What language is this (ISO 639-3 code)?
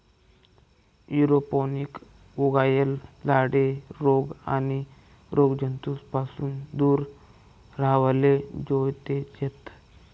mar